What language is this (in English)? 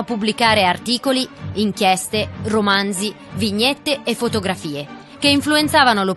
Italian